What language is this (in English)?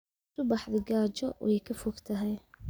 Somali